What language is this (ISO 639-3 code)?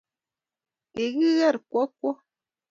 kln